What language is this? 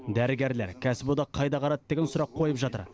Kazakh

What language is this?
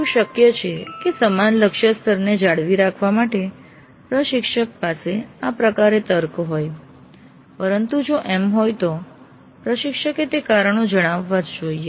Gujarati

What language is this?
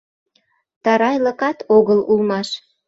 Mari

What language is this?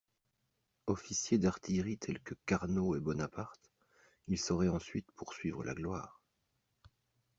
French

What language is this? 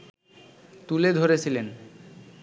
Bangla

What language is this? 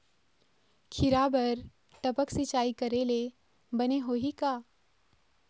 Chhattisgarhi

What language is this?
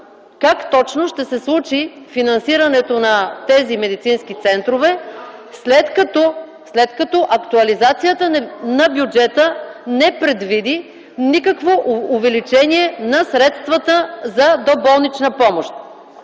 Bulgarian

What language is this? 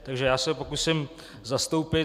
Czech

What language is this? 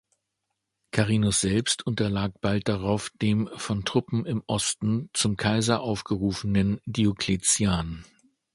German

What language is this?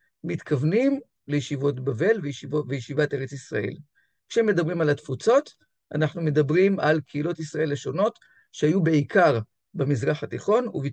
Hebrew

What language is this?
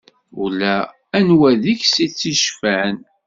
Kabyle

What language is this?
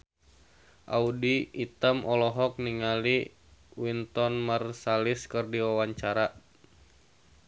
Sundanese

